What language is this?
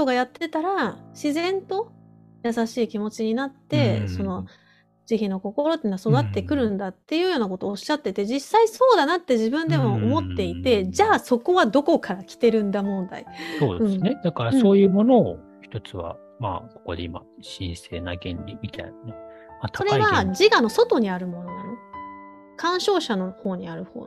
Japanese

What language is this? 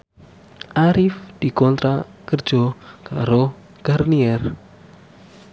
Javanese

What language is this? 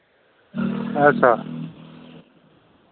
Dogri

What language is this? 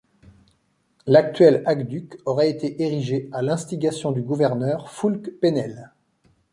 French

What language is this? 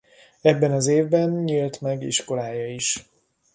Hungarian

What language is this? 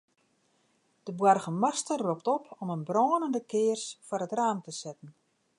Western Frisian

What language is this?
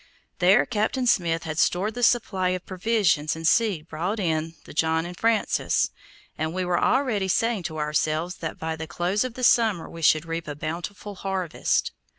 English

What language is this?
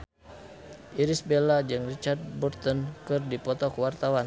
Sundanese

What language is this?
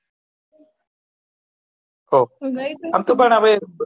Gujarati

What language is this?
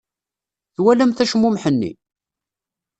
Kabyle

